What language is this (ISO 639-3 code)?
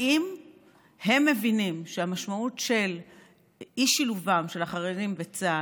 heb